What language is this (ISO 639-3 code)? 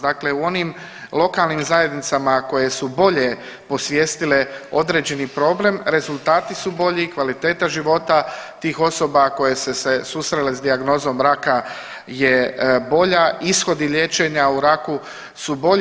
hrv